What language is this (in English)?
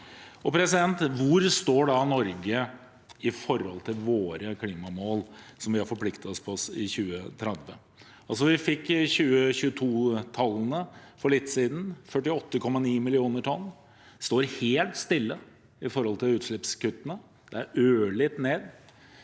Norwegian